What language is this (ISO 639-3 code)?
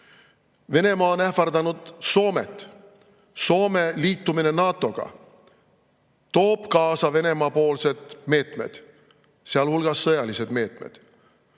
est